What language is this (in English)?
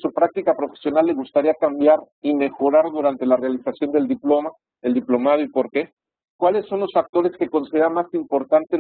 Spanish